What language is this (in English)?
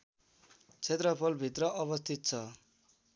Nepali